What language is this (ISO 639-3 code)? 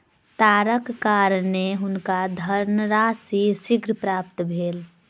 mai